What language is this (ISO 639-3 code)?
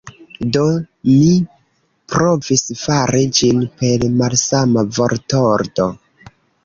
epo